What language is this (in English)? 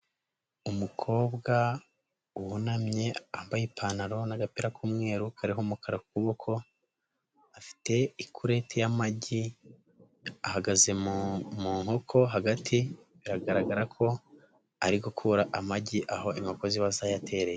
Kinyarwanda